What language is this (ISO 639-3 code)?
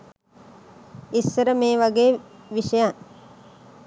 sin